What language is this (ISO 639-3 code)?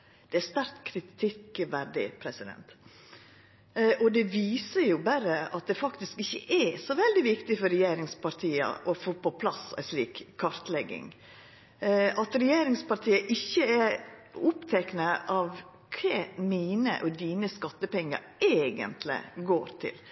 nno